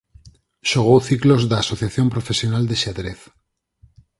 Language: Galician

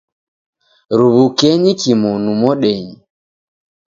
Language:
Taita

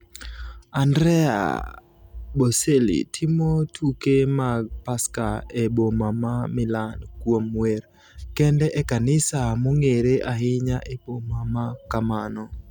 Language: Luo (Kenya and Tanzania)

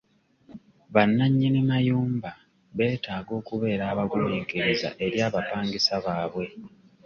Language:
Ganda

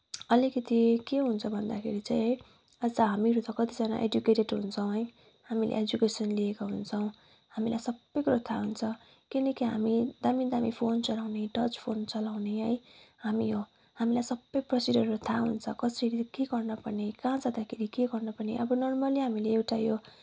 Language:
Nepali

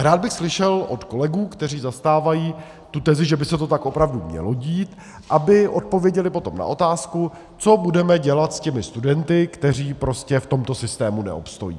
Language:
Czech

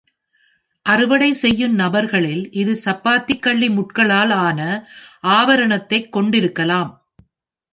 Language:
Tamil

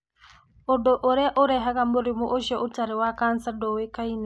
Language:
Kikuyu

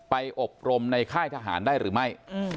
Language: Thai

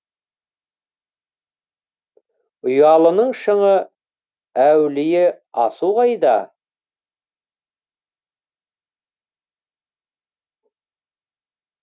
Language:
Kazakh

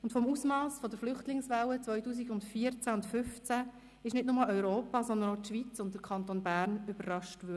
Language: Swiss German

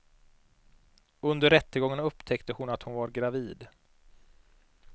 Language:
Swedish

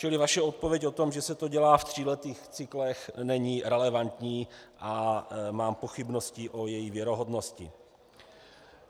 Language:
Czech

